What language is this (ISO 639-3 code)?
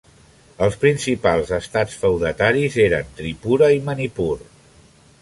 cat